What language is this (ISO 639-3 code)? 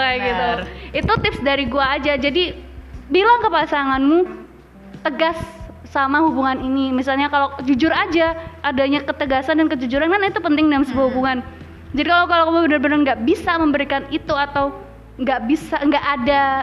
ind